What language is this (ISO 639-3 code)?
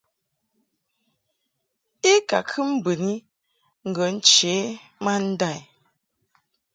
mhk